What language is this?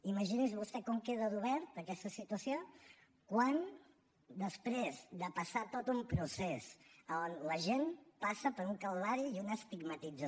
Catalan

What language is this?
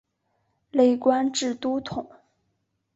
Chinese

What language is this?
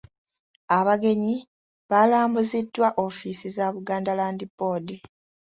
Ganda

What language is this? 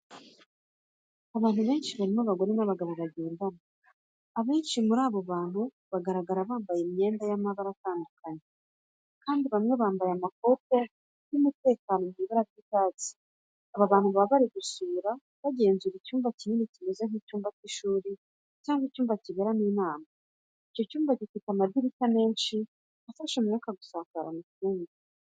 Kinyarwanda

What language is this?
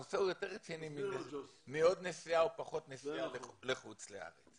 Hebrew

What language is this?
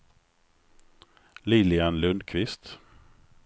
Swedish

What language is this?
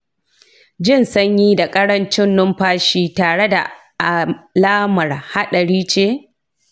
Hausa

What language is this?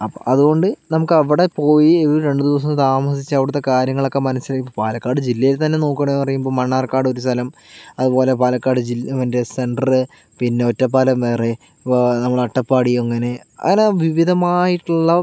Malayalam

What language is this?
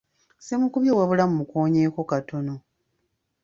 Ganda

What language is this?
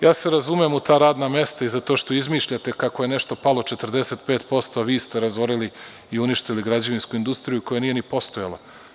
Serbian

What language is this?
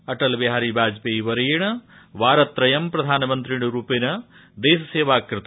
Sanskrit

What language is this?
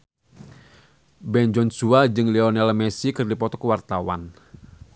Sundanese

